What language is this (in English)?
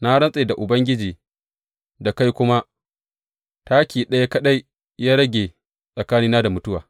Hausa